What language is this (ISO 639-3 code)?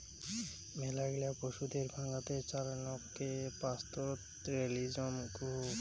ben